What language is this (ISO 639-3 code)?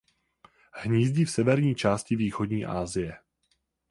ces